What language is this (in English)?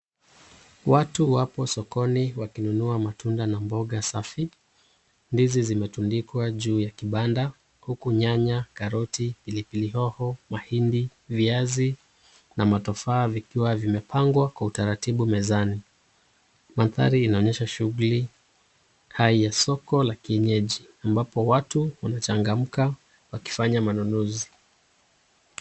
Swahili